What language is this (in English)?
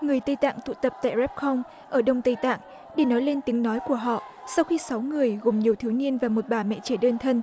Vietnamese